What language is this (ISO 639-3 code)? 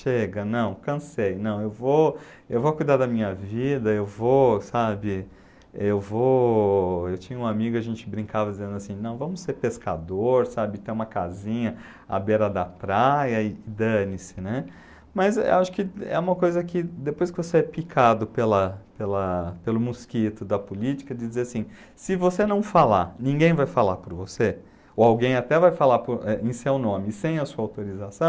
por